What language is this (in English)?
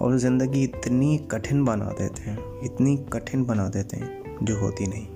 Hindi